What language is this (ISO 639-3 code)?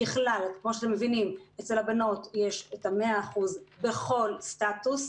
heb